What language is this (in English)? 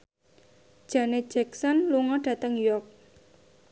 Javanese